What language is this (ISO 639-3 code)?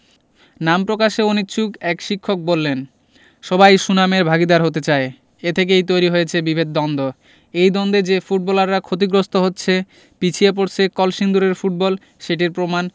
ben